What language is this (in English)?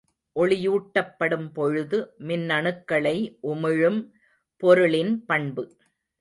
Tamil